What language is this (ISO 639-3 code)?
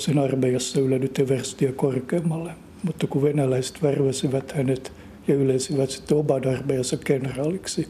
fin